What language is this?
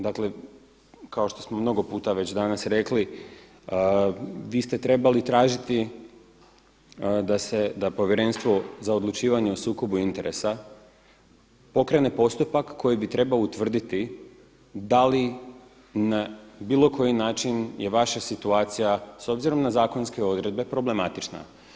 Croatian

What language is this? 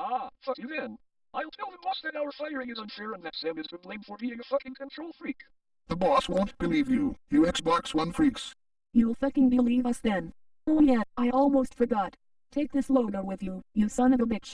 English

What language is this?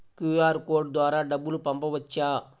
Telugu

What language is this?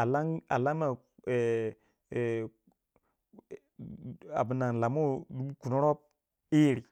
Waja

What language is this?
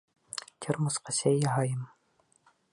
Bashkir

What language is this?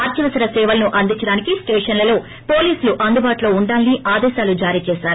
Telugu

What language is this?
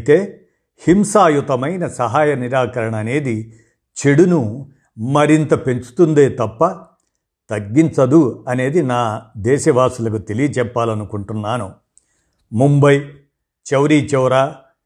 Telugu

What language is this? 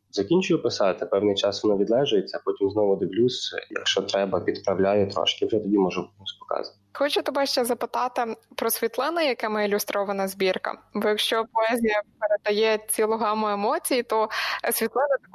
Ukrainian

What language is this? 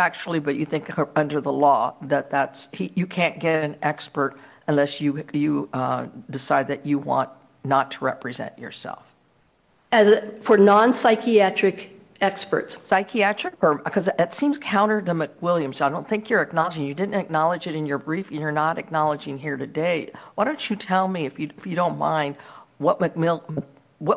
English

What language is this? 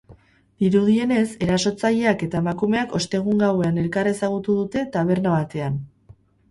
Basque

